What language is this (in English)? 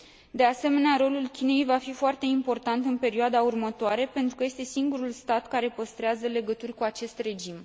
Romanian